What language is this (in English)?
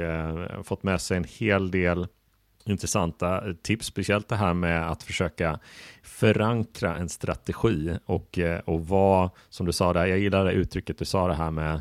Swedish